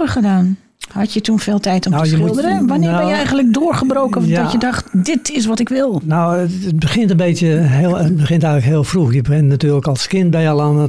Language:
Dutch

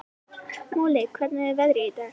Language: Icelandic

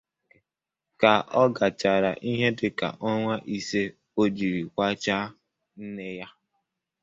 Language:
Igbo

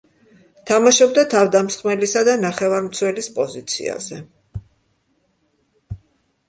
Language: Georgian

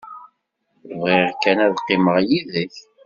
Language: Kabyle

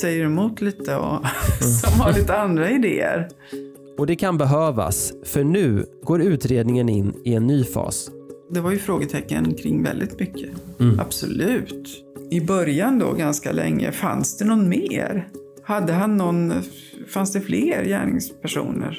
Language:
Swedish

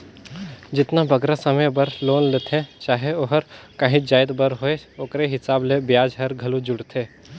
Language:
Chhattisgarhi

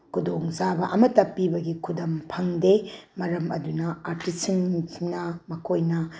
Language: Manipuri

